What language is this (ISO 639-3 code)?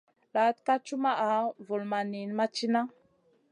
mcn